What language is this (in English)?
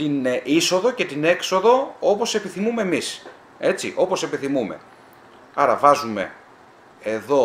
Greek